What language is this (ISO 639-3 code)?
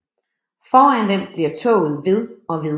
dan